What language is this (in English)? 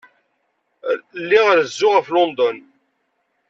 Kabyle